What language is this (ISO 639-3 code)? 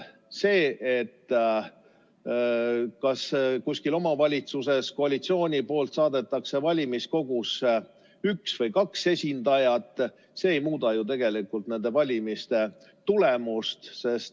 est